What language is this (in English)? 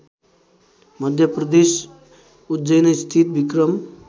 Nepali